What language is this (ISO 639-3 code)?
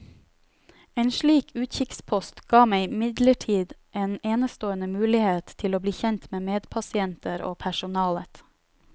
nor